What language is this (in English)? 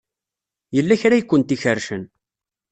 Kabyle